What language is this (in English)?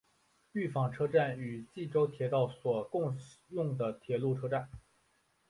Chinese